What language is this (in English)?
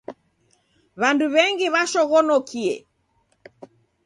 Taita